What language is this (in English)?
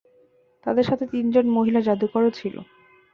Bangla